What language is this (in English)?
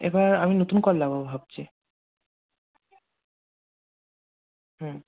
Bangla